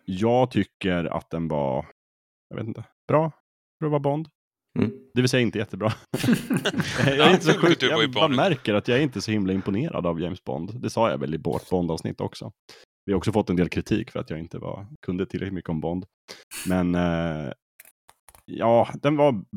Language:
Swedish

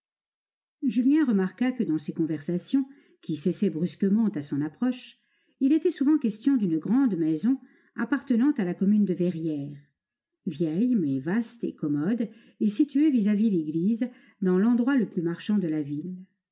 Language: French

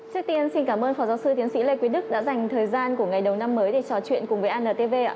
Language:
Vietnamese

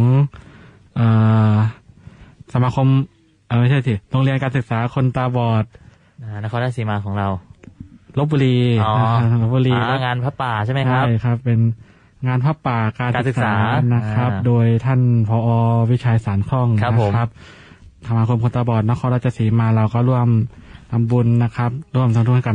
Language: Thai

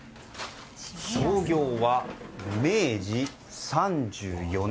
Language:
Japanese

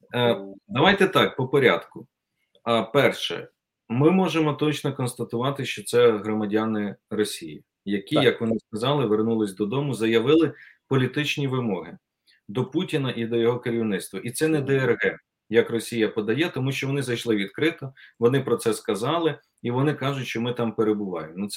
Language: Ukrainian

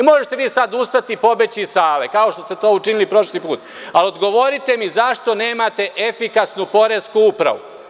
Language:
Serbian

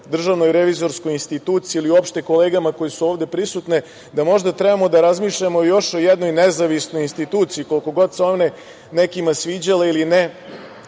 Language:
Serbian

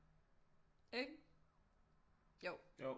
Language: Danish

